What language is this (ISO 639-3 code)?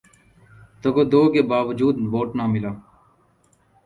urd